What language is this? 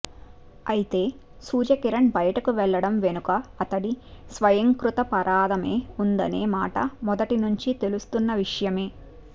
Telugu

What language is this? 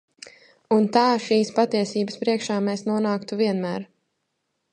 Latvian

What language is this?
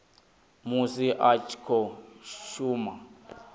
Venda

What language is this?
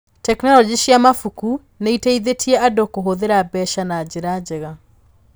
Kikuyu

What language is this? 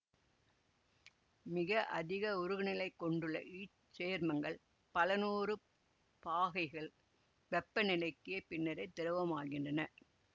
Tamil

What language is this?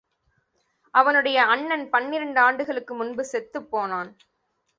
Tamil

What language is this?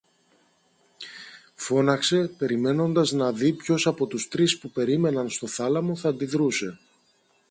Greek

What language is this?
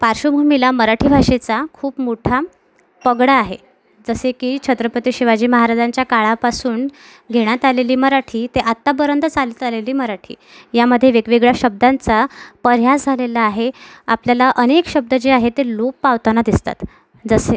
Marathi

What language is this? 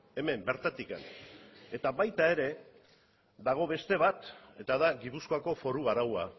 Basque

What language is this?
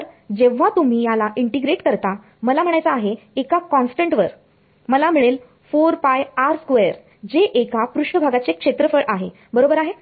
Marathi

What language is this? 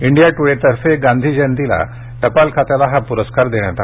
Marathi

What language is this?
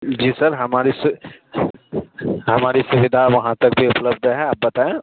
Urdu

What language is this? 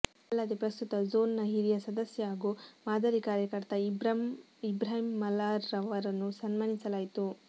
Kannada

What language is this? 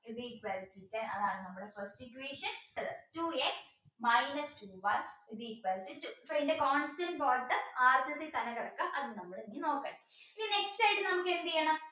Malayalam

